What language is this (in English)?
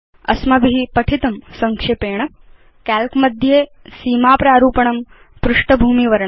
Sanskrit